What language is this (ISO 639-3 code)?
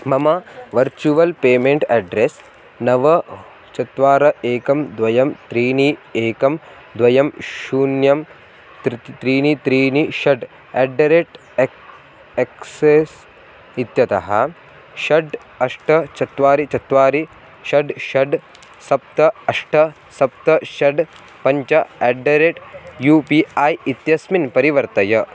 san